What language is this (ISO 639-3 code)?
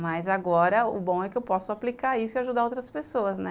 por